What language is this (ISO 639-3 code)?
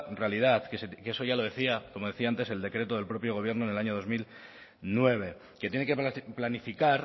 spa